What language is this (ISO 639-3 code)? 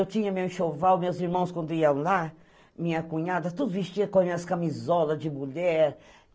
por